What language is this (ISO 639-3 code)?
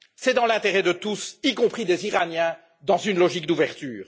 fra